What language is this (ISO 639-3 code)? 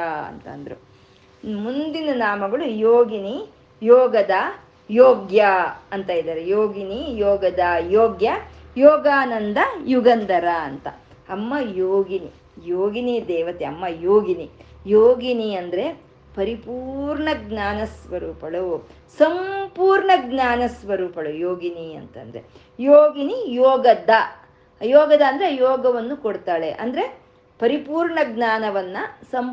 kan